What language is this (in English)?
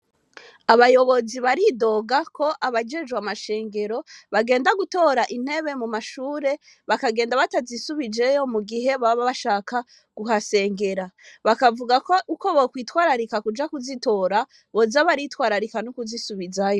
Rundi